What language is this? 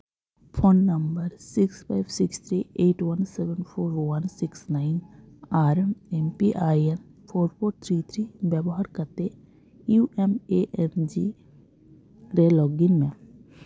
Santali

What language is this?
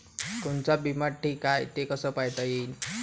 Marathi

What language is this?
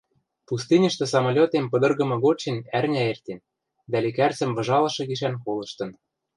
Western Mari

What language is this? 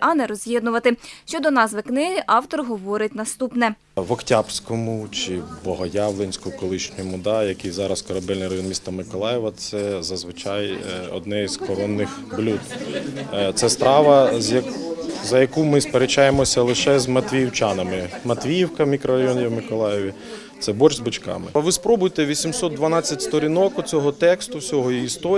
Ukrainian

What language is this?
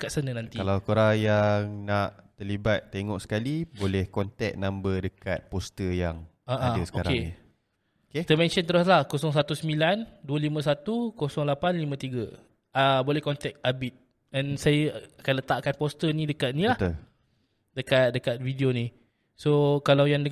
Malay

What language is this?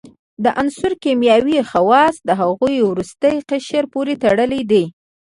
Pashto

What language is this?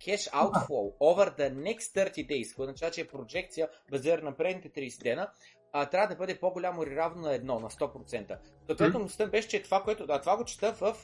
Bulgarian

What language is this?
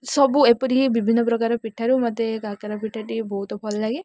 Odia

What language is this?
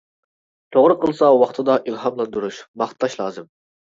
Uyghur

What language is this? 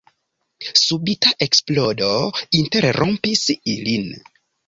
Esperanto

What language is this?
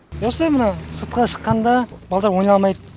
Kazakh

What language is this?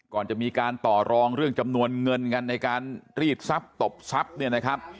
Thai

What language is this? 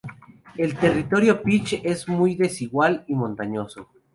Spanish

